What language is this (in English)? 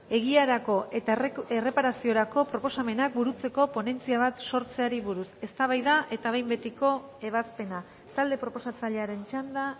Basque